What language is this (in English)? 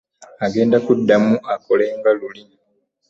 Ganda